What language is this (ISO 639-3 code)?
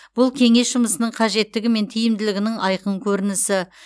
kaz